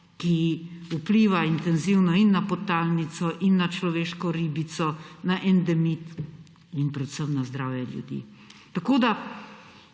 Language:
Slovenian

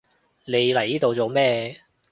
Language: Cantonese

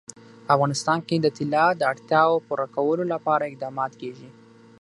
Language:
Pashto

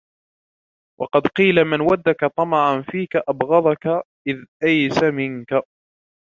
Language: Arabic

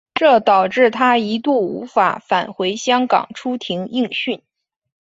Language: Chinese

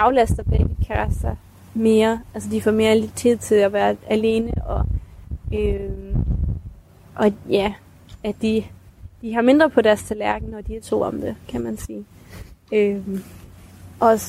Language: Danish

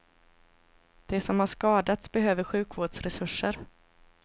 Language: Swedish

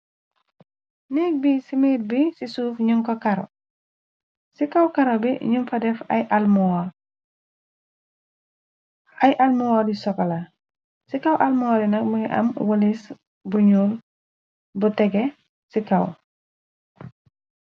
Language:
Wolof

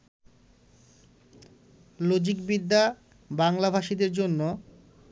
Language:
Bangla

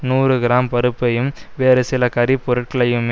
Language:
Tamil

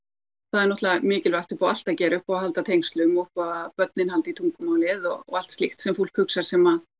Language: Icelandic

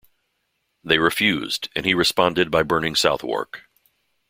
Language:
English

